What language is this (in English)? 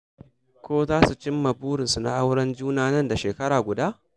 Hausa